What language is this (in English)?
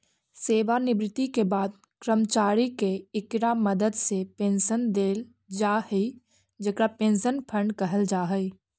Magahi